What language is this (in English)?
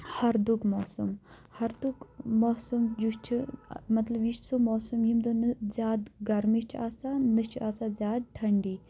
Kashmiri